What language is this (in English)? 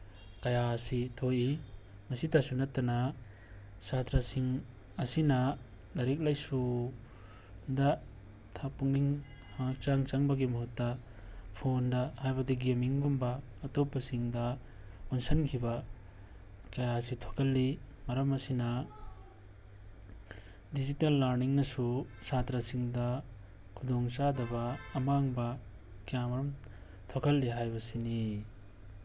Manipuri